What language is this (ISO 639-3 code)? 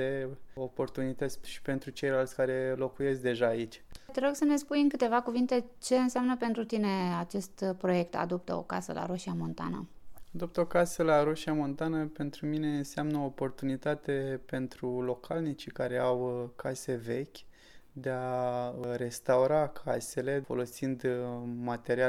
ron